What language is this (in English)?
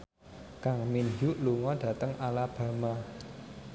Javanese